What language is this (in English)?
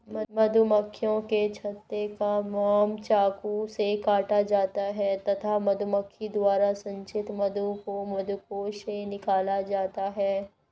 Hindi